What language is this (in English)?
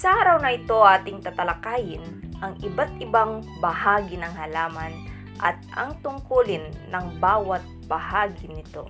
Filipino